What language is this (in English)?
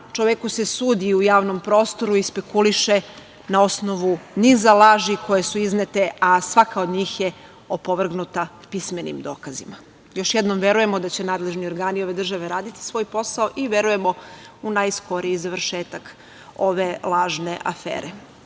Serbian